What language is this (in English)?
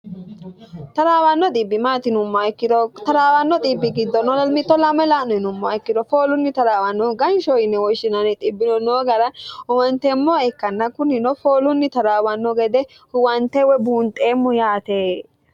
Sidamo